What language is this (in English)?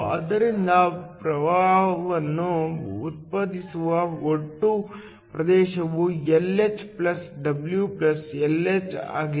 Kannada